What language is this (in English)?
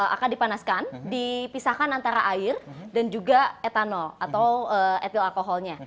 Indonesian